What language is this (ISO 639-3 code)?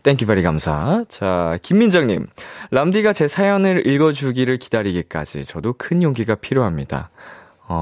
kor